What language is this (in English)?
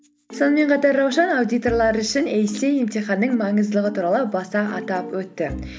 Kazakh